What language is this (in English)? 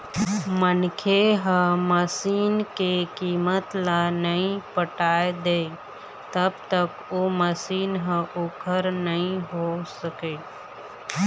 Chhattisgarhi